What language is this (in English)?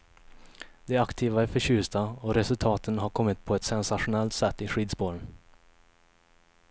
Swedish